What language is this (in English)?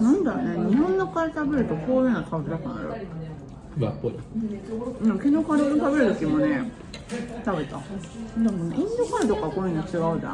Japanese